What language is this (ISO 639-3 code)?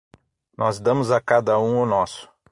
por